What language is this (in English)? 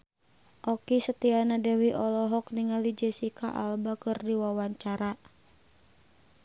Sundanese